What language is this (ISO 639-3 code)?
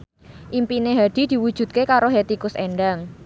jav